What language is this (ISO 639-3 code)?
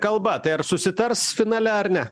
lit